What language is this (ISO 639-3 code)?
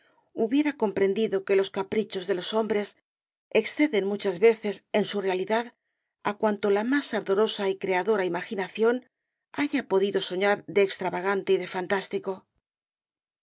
spa